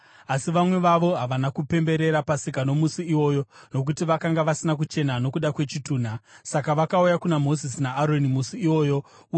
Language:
Shona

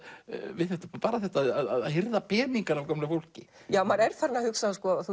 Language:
Icelandic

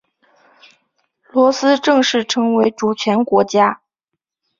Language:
Chinese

